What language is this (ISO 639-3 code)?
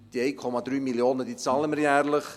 gsw